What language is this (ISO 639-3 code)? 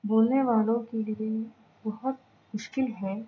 urd